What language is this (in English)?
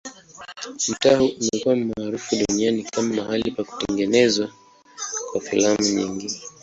Swahili